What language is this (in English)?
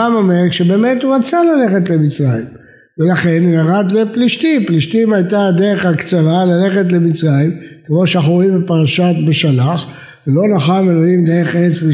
Hebrew